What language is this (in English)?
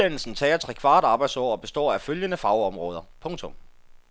Danish